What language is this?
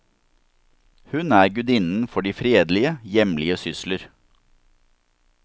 Norwegian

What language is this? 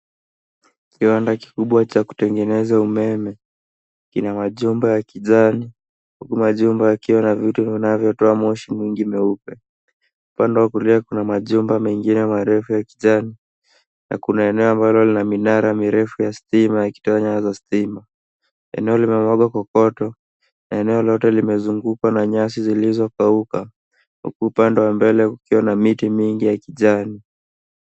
Swahili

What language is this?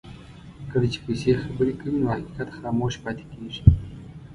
Pashto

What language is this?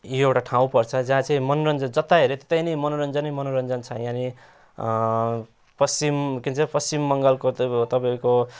Nepali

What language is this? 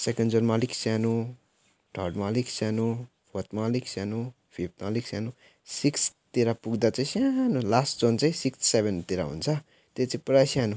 Nepali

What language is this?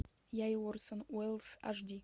Russian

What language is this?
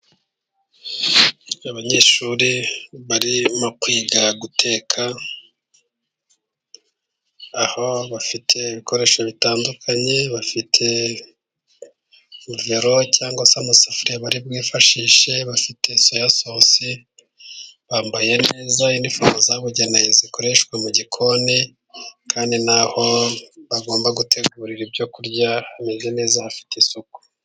Kinyarwanda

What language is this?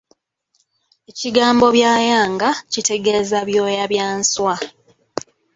Ganda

